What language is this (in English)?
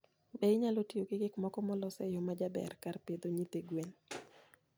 Luo (Kenya and Tanzania)